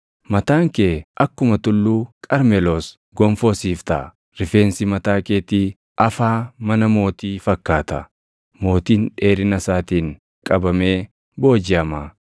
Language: Oromo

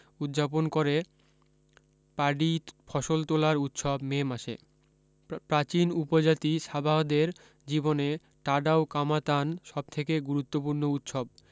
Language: Bangla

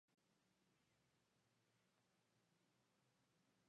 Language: Spanish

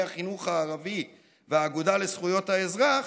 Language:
Hebrew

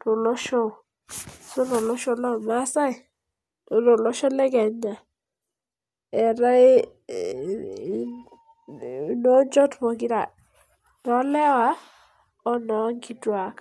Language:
Masai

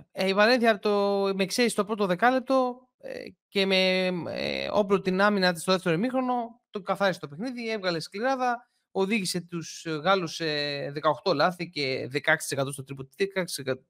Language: Greek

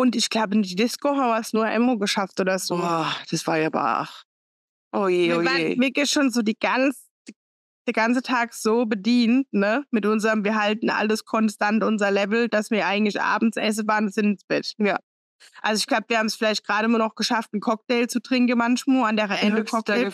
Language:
German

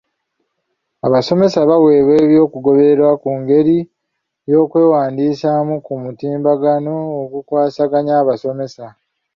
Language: Ganda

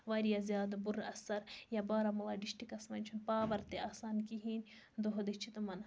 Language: Kashmiri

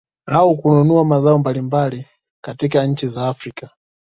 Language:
Swahili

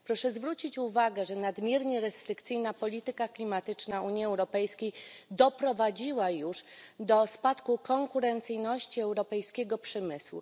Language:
Polish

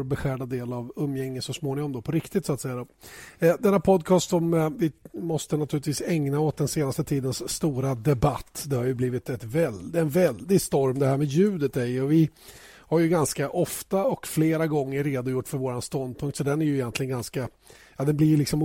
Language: Swedish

